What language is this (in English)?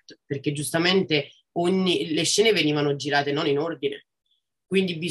Italian